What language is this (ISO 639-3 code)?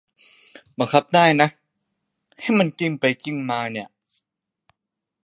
tha